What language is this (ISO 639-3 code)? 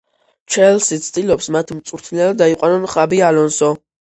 kat